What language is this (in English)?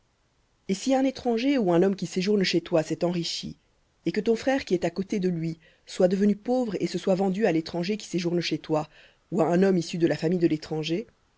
French